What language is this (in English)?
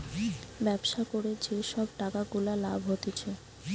Bangla